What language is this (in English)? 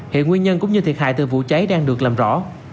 Vietnamese